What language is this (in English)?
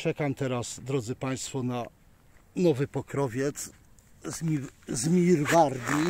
Polish